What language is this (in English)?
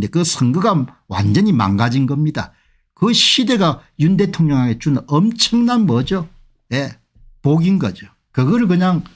Korean